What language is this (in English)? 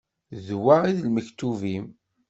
Kabyle